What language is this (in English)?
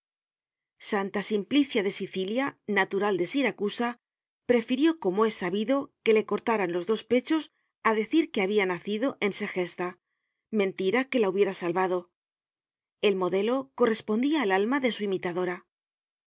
Spanish